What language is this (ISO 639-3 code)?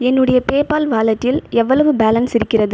tam